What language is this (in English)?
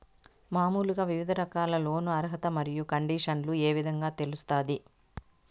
Telugu